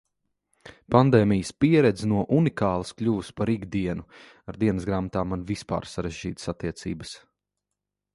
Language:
Latvian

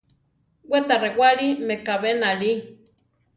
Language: Central Tarahumara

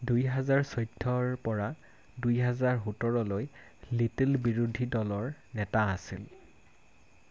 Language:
Assamese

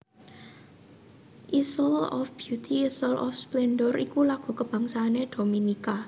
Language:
Javanese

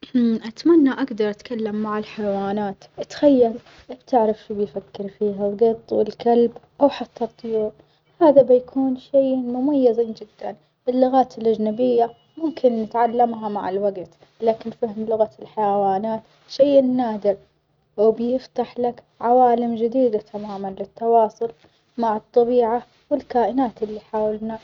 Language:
Omani Arabic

